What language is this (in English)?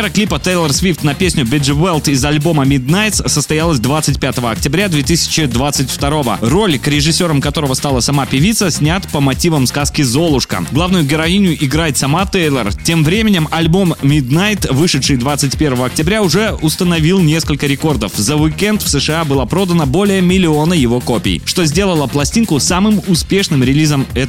Russian